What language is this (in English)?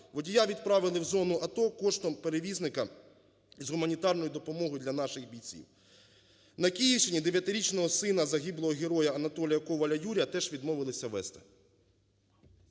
Ukrainian